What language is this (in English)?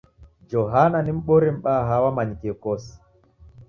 Taita